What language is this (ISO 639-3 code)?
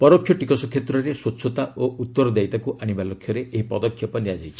ori